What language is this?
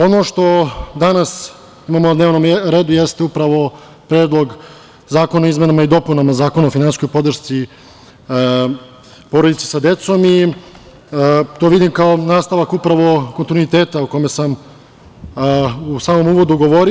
Serbian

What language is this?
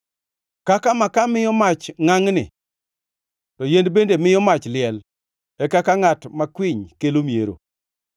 Luo (Kenya and Tanzania)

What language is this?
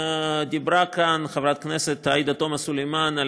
Hebrew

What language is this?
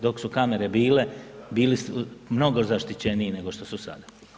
Croatian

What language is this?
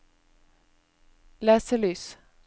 Norwegian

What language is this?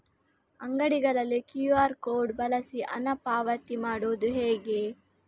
Kannada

